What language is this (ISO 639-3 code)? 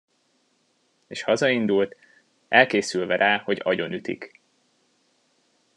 hun